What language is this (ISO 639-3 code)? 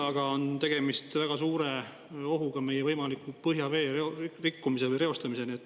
est